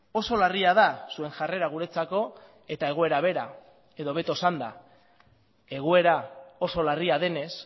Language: Basque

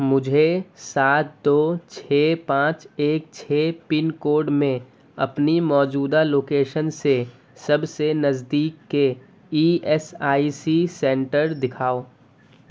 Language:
Urdu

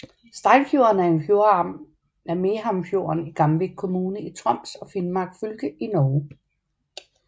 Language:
Danish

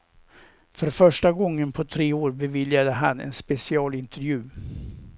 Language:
Swedish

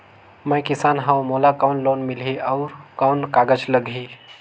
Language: Chhattisgarhi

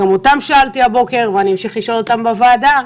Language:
Hebrew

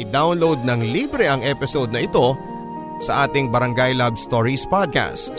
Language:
Filipino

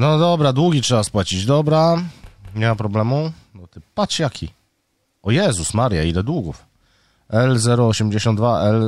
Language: Polish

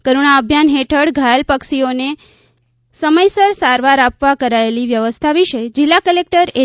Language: Gujarati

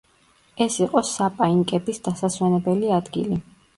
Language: Georgian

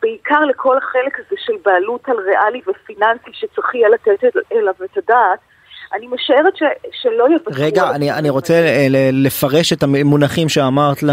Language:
Hebrew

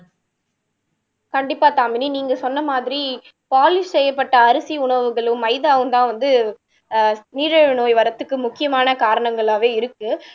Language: Tamil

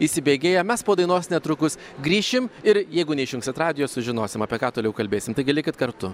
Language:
Lithuanian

